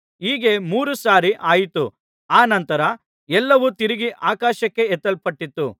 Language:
Kannada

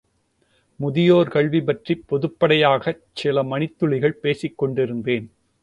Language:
Tamil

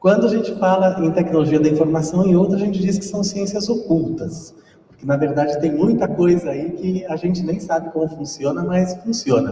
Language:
Portuguese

